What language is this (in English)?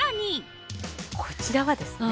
Japanese